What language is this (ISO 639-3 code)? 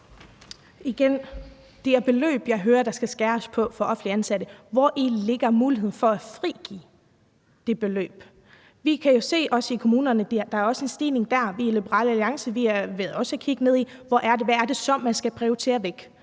dan